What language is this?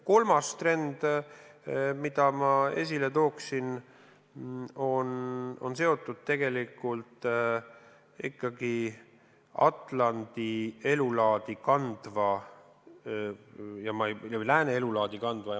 Estonian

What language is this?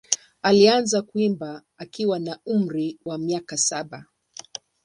Swahili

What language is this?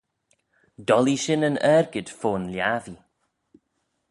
Manx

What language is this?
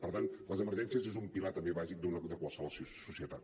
Catalan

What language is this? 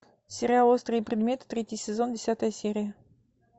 Russian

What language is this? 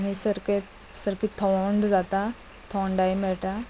Konkani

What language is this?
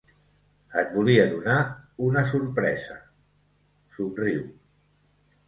Catalan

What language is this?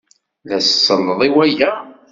Kabyle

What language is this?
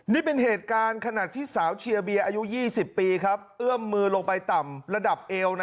Thai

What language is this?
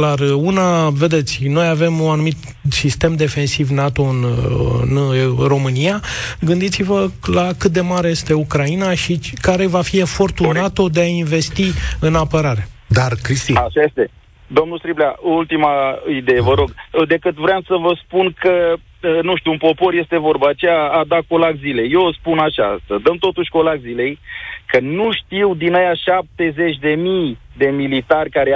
Romanian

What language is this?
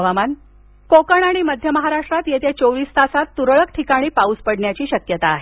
Marathi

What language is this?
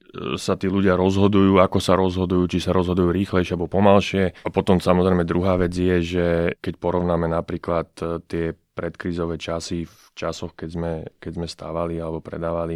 Slovak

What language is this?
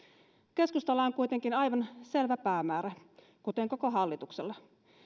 Finnish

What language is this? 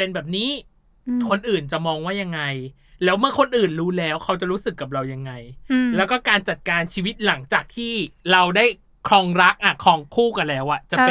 Thai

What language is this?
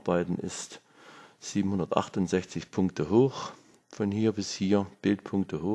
German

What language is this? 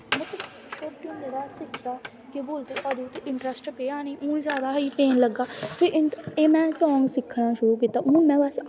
Dogri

